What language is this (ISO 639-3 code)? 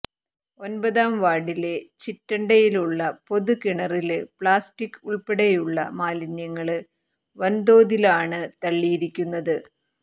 mal